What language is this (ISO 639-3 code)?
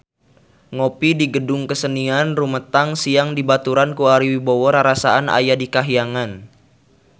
sun